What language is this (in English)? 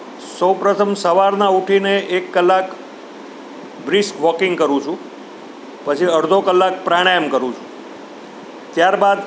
Gujarati